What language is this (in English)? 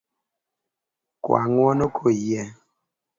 Luo (Kenya and Tanzania)